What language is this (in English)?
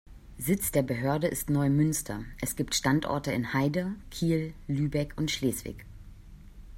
German